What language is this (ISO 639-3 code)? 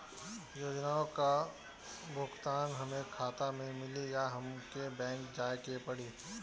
bho